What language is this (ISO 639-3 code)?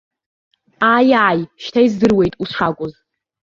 abk